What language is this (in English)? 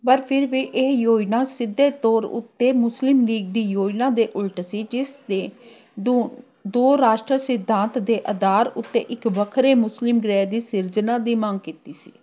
Punjabi